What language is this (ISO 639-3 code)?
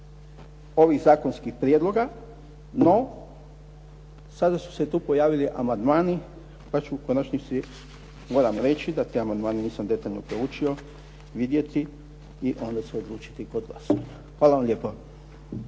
hrv